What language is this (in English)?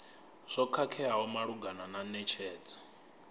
Venda